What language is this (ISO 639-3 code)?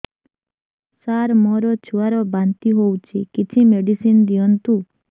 ori